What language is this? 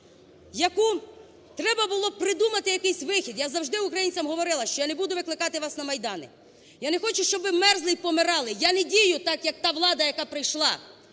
Ukrainian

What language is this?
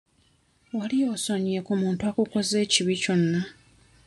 Ganda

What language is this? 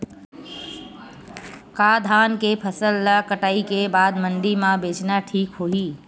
Chhattisgarhi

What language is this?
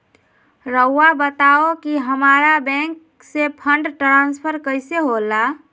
Magahi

